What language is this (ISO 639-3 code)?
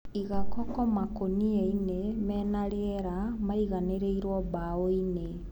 kik